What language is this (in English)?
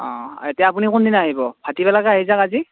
Assamese